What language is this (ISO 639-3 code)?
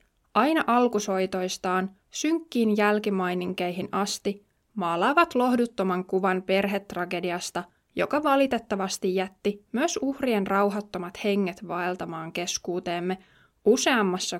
fin